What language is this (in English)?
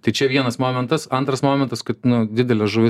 Lithuanian